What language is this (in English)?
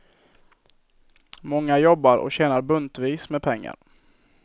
Swedish